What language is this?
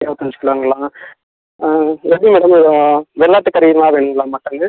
Tamil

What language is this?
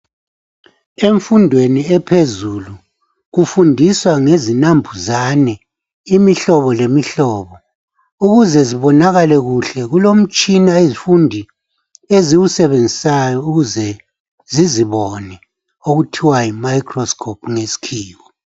North Ndebele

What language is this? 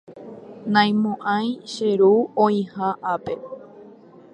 Guarani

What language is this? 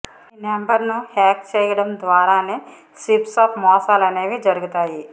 Telugu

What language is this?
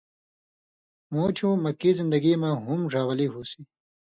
Indus Kohistani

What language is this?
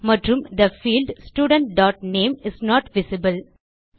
Tamil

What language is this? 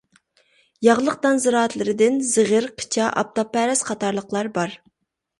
Uyghur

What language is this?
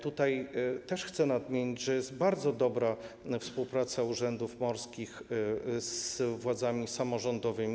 Polish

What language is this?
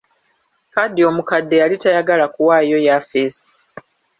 Ganda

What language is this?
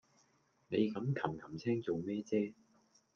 Cantonese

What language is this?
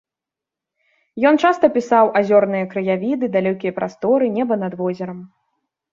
Belarusian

